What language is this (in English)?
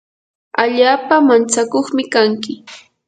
Yanahuanca Pasco Quechua